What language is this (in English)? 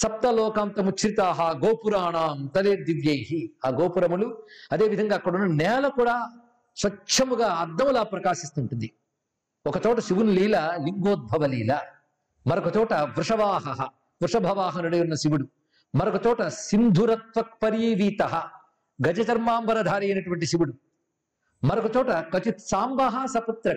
Telugu